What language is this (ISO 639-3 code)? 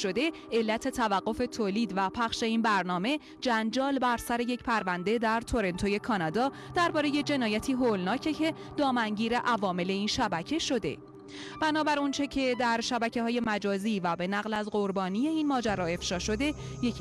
fas